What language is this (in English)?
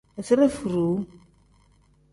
Tem